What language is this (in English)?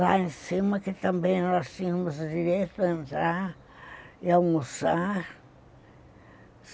Portuguese